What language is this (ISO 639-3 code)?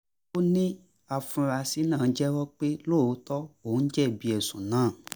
yor